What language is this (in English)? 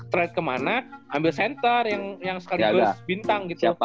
Indonesian